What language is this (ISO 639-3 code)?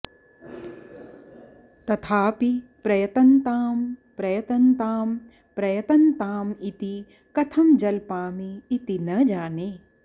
san